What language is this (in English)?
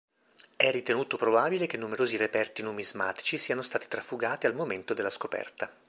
Italian